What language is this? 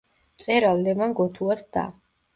Georgian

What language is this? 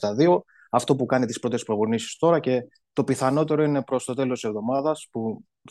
Greek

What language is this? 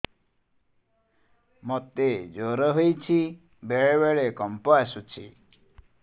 Odia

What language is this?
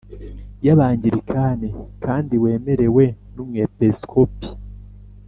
Kinyarwanda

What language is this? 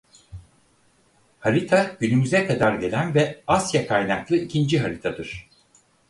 Turkish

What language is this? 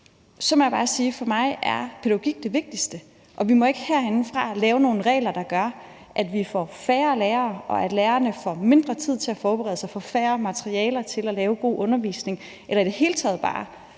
Danish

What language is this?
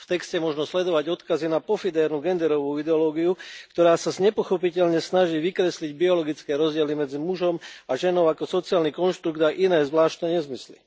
Slovak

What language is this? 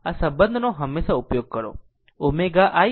Gujarati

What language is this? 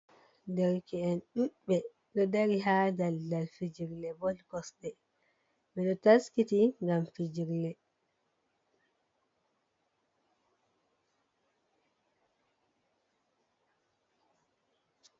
Fula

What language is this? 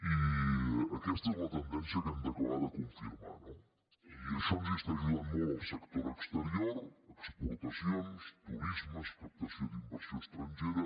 Catalan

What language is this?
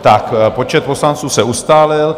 Czech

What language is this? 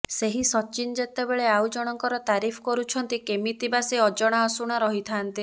Odia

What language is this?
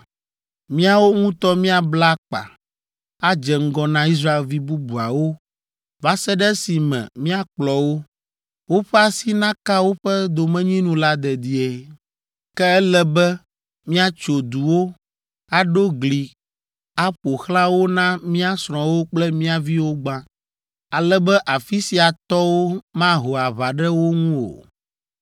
Ewe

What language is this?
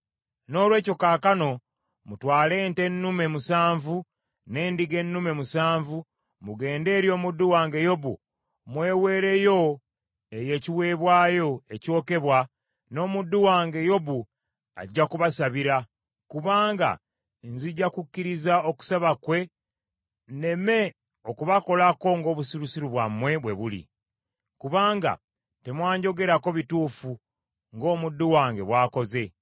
Ganda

